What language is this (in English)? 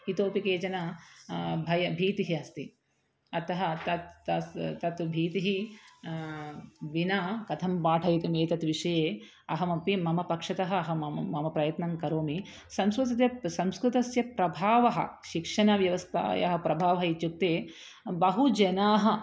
Sanskrit